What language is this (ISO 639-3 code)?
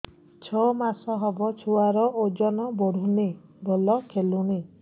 ori